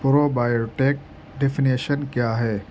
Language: Urdu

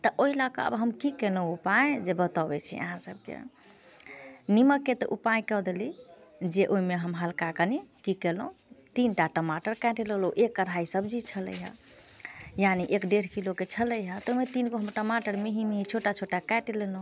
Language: Maithili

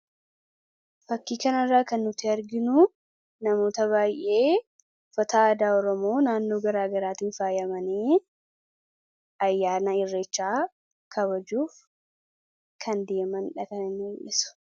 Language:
Oromo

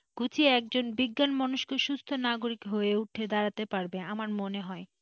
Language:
Bangla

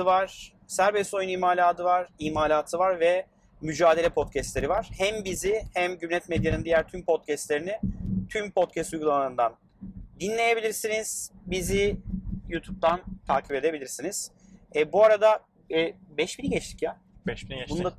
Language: Turkish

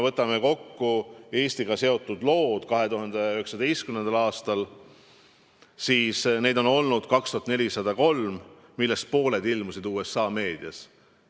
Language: Estonian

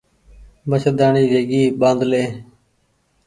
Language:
Goaria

